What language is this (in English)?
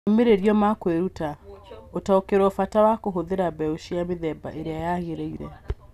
Kikuyu